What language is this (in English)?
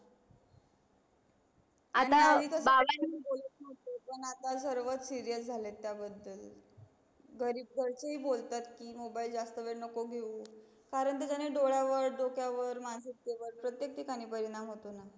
Marathi